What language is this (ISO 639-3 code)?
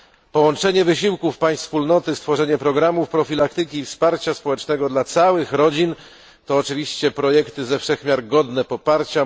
pol